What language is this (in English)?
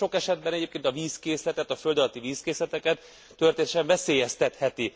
Hungarian